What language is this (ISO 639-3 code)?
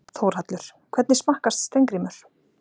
isl